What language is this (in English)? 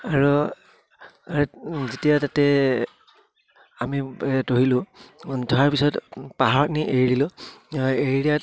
Assamese